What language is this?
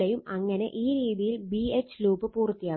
Malayalam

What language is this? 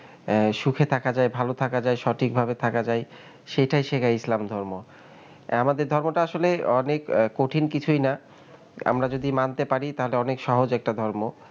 Bangla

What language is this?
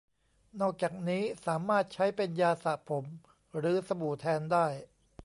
Thai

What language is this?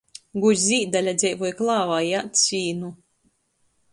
Latgalian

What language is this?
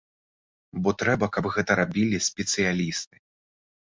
Belarusian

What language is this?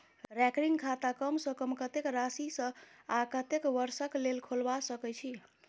Maithili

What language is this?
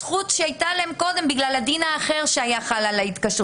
Hebrew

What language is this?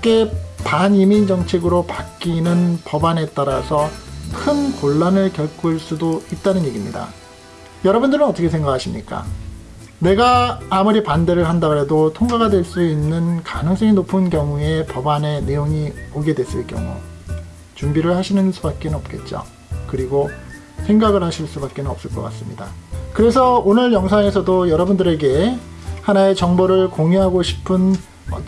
Korean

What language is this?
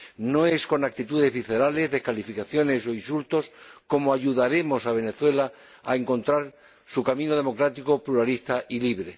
Spanish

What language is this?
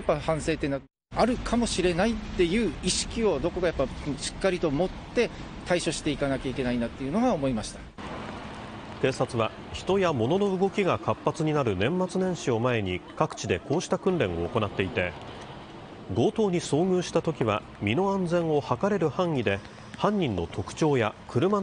Japanese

